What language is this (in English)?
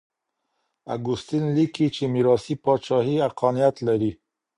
Pashto